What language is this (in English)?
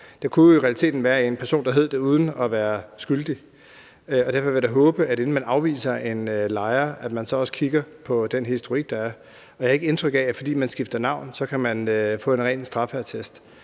Danish